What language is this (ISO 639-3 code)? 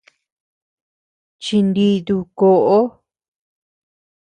cux